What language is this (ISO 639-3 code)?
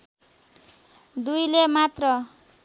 nep